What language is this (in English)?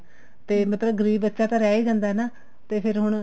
Punjabi